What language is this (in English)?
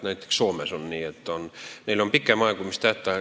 Estonian